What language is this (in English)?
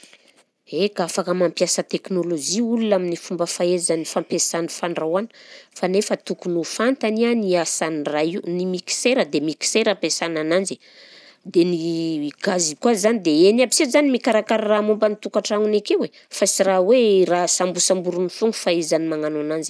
Southern Betsimisaraka Malagasy